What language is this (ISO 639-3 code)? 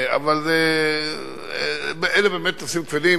heb